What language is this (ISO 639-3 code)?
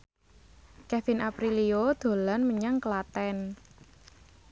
jav